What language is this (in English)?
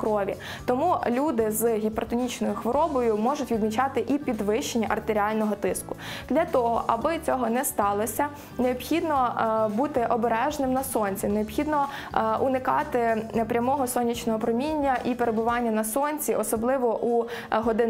Ukrainian